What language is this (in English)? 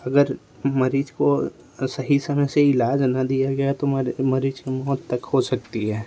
Hindi